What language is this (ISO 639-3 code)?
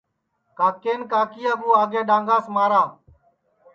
ssi